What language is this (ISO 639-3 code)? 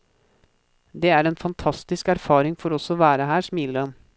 nor